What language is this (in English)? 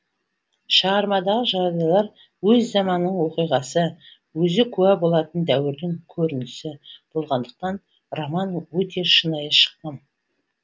Kazakh